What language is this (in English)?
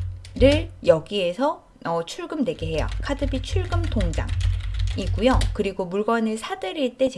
Korean